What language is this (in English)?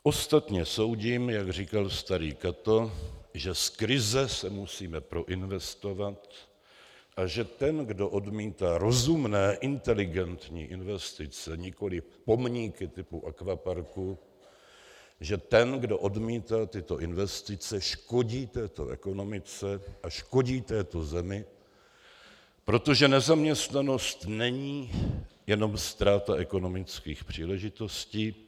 Czech